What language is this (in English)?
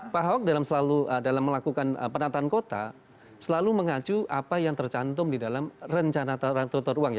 Indonesian